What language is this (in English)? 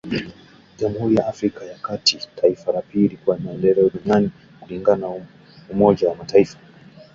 Swahili